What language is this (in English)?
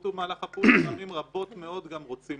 Hebrew